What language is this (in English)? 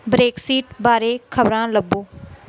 Punjabi